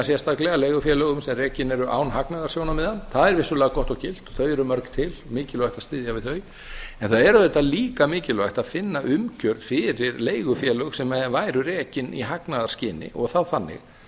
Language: Icelandic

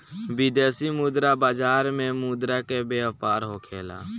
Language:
Bhojpuri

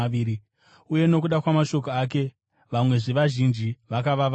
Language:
Shona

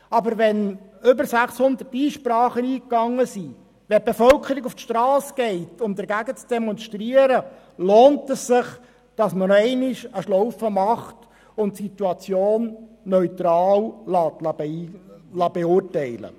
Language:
Swiss German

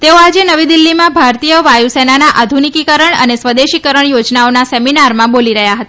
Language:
Gujarati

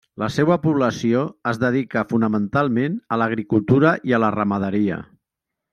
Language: Catalan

